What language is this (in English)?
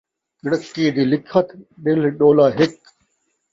Saraiki